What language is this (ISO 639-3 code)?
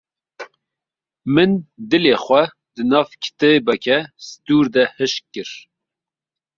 kur